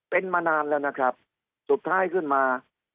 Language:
Thai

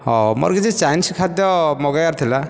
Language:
Odia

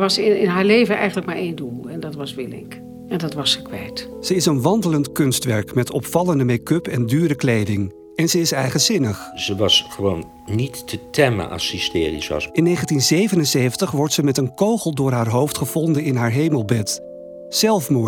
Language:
Dutch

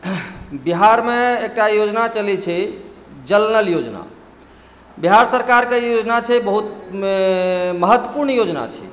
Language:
Maithili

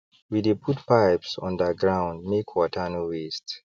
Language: Nigerian Pidgin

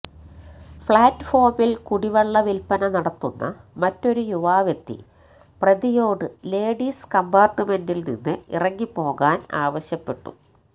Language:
Malayalam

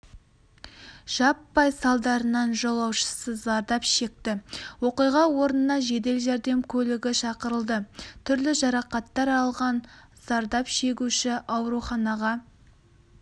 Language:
Kazakh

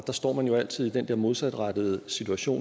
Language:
Danish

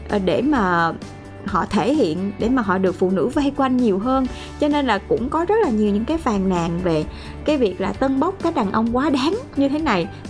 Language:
Vietnamese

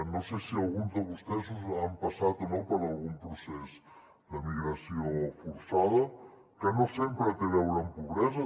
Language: Catalan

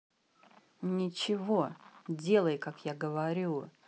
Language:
Russian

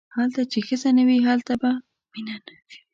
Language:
Pashto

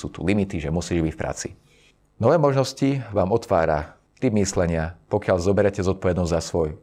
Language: Slovak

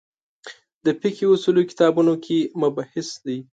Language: Pashto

